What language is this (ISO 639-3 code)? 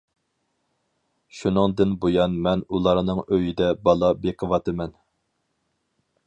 uig